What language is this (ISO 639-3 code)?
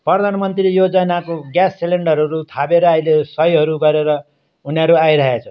nep